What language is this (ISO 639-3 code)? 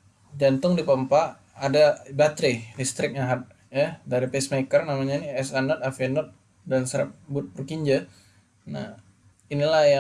ind